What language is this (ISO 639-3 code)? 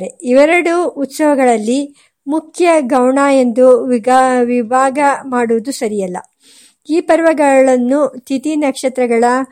kan